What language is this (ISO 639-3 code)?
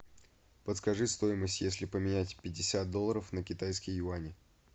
rus